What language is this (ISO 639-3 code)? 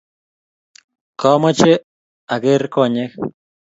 kln